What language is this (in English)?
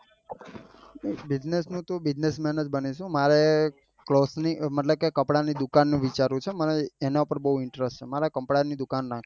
Gujarati